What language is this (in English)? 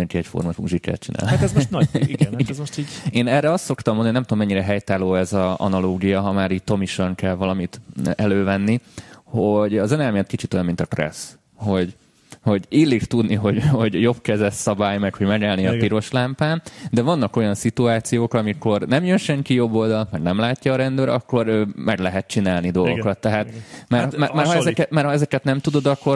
Hungarian